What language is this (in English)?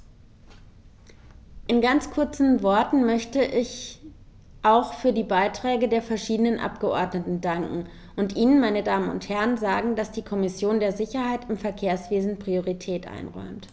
German